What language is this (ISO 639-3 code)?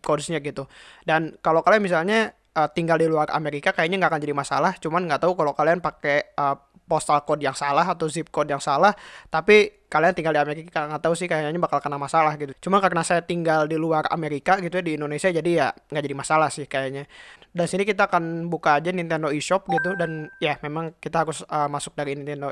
ind